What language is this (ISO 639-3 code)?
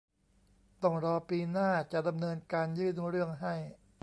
tha